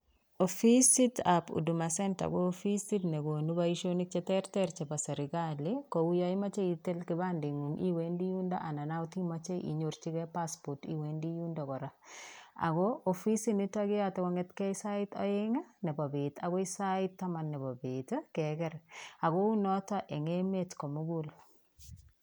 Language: Kalenjin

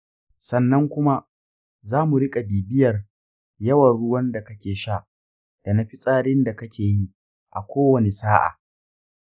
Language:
Hausa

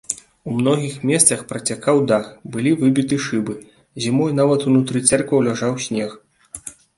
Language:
Belarusian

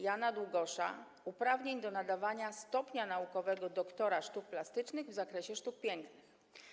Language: Polish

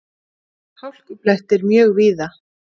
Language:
Icelandic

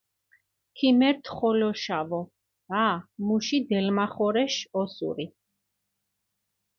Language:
Mingrelian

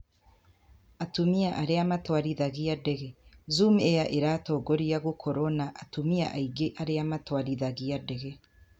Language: Kikuyu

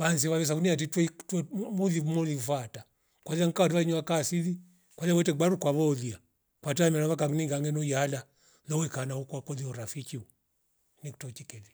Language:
Rombo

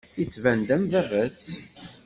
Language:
Kabyle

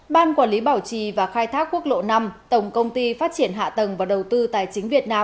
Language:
Vietnamese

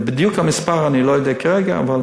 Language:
Hebrew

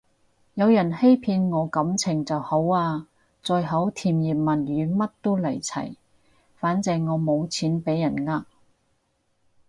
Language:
Cantonese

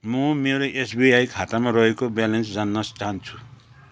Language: Nepali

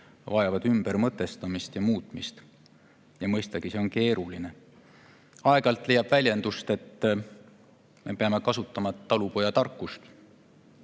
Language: Estonian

